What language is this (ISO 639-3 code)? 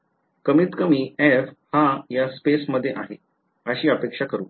mar